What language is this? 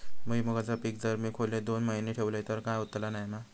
Marathi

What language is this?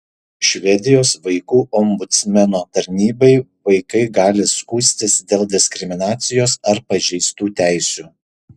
Lithuanian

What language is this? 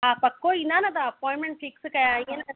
Sindhi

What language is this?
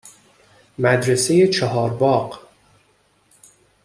Persian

